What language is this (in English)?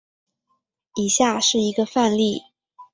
Chinese